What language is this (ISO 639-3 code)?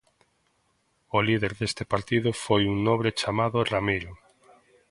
glg